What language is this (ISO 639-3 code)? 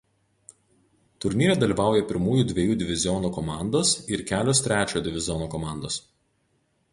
lit